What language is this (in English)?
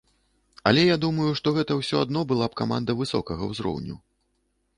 Belarusian